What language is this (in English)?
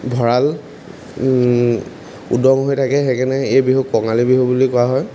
Assamese